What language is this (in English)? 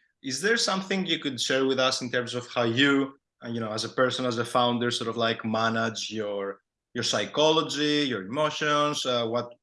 English